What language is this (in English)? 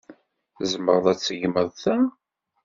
Kabyle